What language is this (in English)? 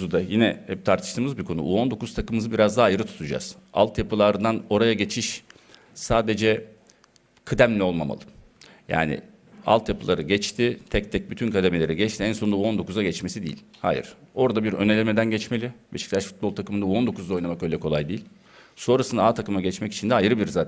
Turkish